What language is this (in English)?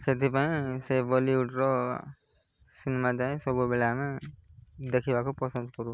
Odia